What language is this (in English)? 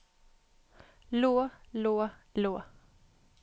Norwegian